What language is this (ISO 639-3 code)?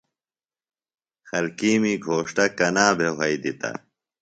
phl